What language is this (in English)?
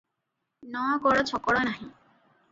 Odia